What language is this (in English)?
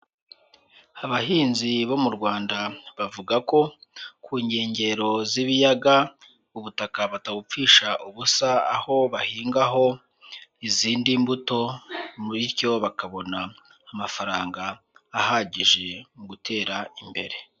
Kinyarwanda